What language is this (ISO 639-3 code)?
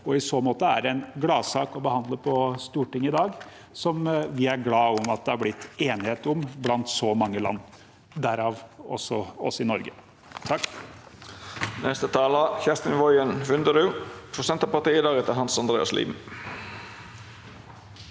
nor